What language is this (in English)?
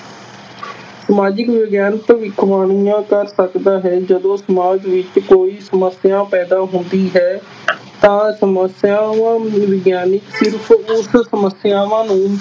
Punjabi